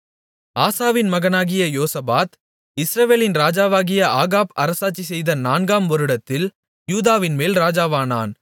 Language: Tamil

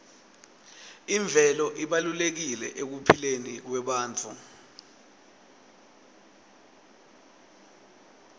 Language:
Swati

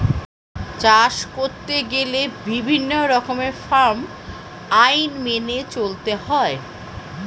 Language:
Bangla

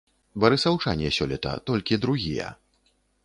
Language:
Belarusian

